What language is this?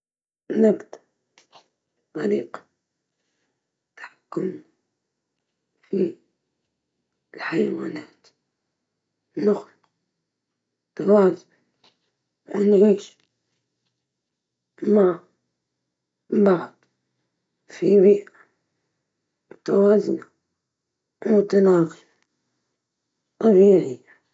Libyan Arabic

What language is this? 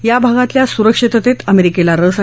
Marathi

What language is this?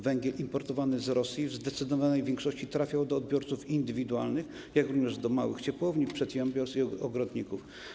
Polish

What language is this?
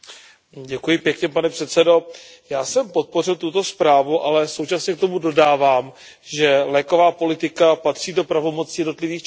Czech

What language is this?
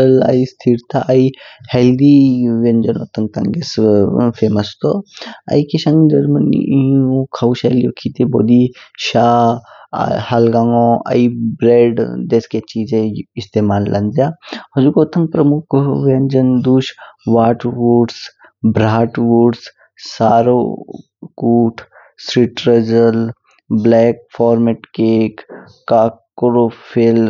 Kinnauri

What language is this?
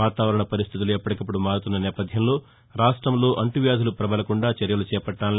Telugu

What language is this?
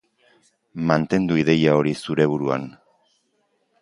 Basque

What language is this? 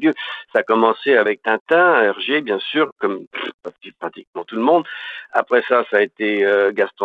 French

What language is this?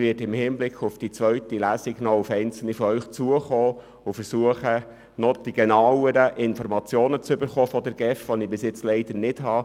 Swiss German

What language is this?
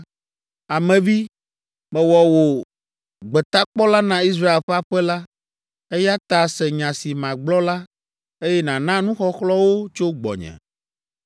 Ewe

